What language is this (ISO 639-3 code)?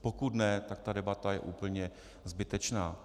ces